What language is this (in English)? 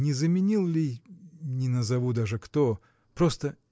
Russian